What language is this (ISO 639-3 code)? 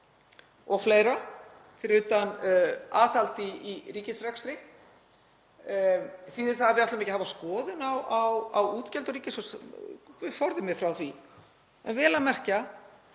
isl